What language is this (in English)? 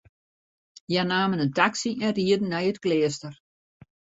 Western Frisian